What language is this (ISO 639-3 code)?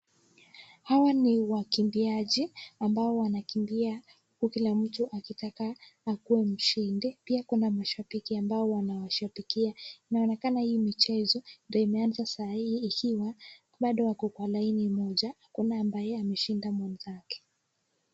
swa